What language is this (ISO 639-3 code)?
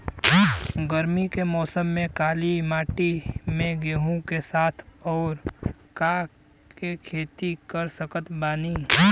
bho